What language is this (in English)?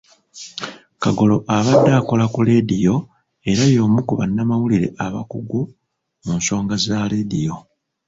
Ganda